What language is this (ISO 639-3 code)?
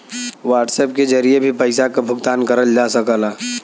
bho